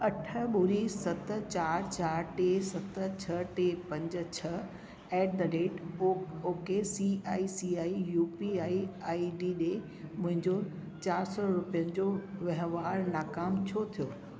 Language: Sindhi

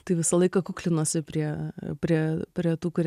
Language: Lithuanian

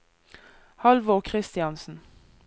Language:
Norwegian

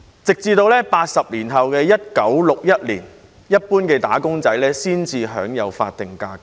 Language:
Cantonese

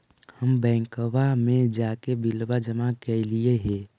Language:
Magahi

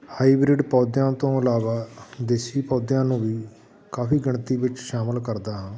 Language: Punjabi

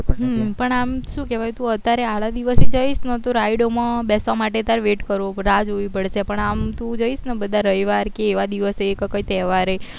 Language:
Gujarati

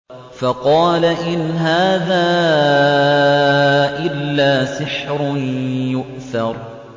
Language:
Arabic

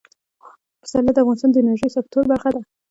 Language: Pashto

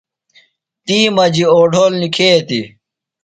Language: Phalura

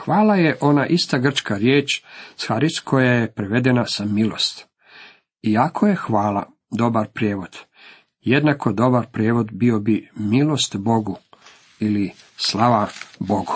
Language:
Croatian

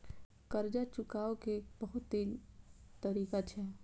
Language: Maithili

